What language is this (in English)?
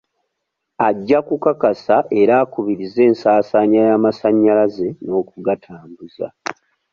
Ganda